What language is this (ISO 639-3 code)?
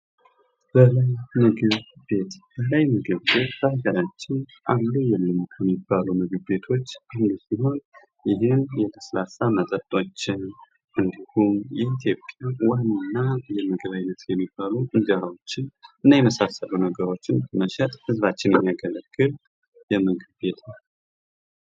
amh